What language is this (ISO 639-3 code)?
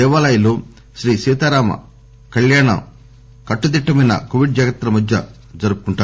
tel